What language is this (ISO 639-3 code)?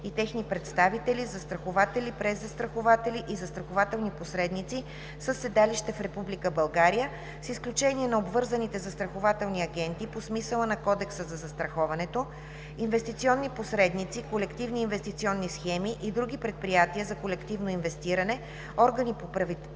bul